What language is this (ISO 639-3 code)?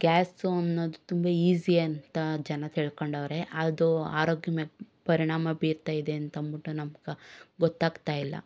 kan